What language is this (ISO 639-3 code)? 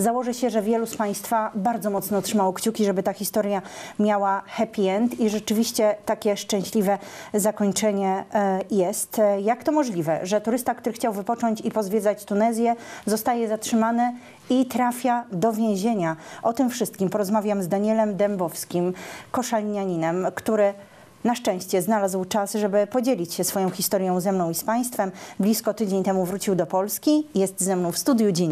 pol